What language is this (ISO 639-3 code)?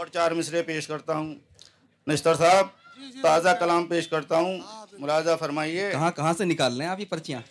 urd